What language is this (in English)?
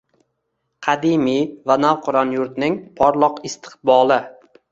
Uzbek